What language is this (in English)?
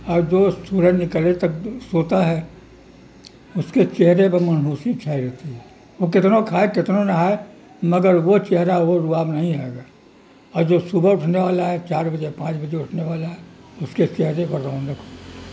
Urdu